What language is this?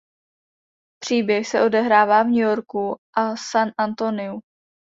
Czech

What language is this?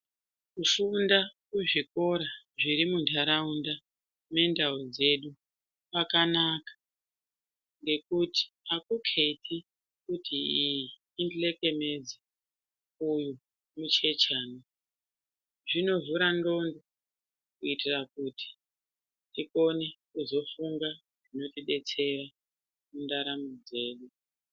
Ndau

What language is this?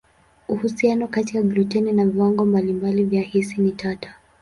Swahili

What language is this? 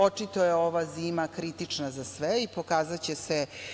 Serbian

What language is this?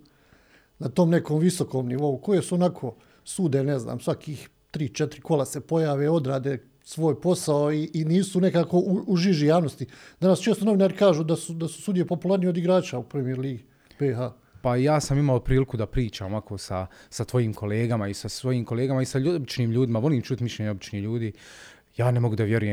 Croatian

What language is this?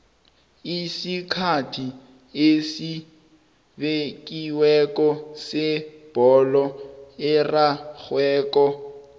South Ndebele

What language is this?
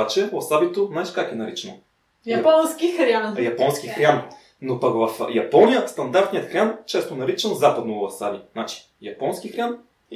Bulgarian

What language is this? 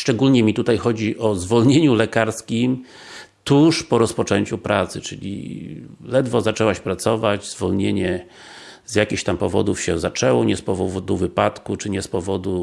Polish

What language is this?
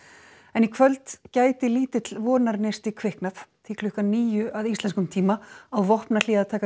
Icelandic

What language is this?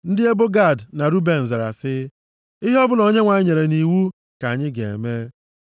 Igbo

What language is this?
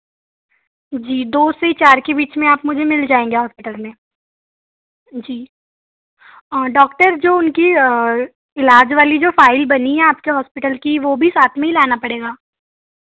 Hindi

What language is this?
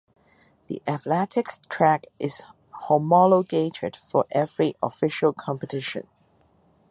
English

